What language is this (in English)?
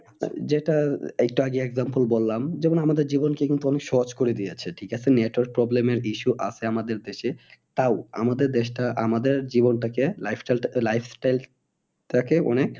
Bangla